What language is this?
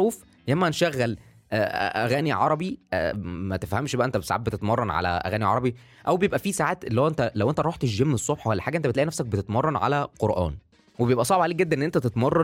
Arabic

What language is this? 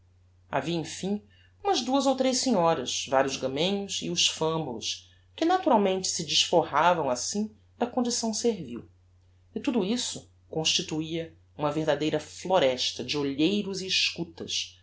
Portuguese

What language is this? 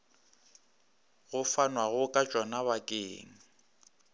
Northern Sotho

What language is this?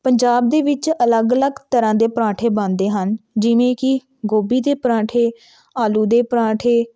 Punjabi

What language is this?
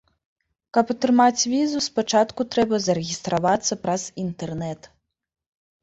Belarusian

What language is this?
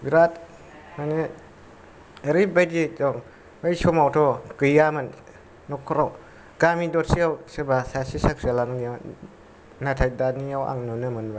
Bodo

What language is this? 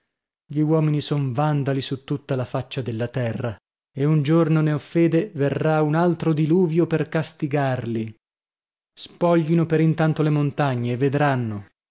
Italian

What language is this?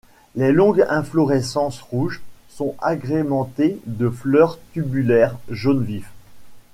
French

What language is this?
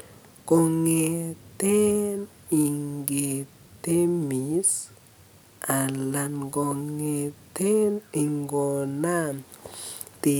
Kalenjin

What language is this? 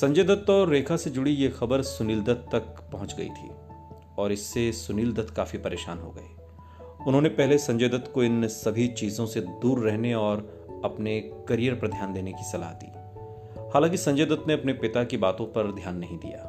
Hindi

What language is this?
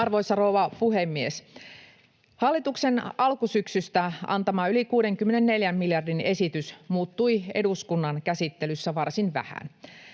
Finnish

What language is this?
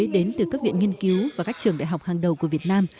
Vietnamese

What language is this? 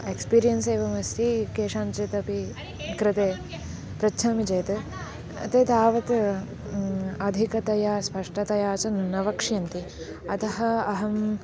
Sanskrit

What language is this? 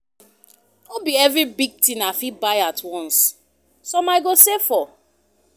Nigerian Pidgin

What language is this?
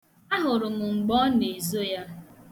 Igbo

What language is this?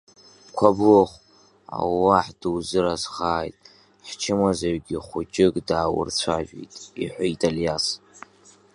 Abkhazian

